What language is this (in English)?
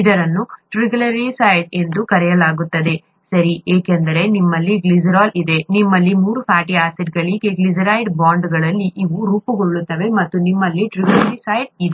Kannada